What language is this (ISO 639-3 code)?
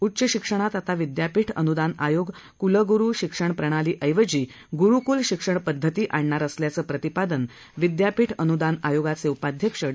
mar